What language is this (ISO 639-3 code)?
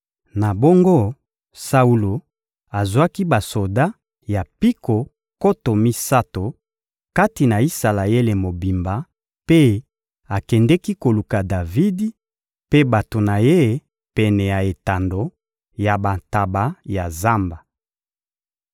lin